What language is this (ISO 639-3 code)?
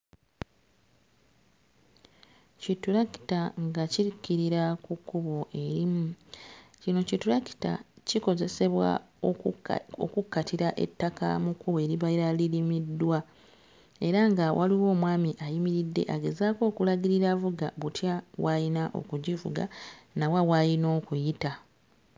lug